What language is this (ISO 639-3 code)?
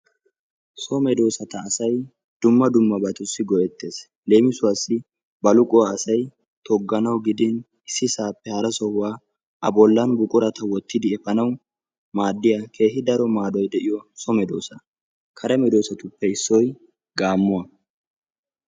wal